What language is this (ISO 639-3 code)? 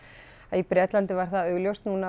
isl